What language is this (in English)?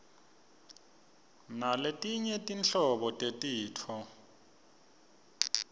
Swati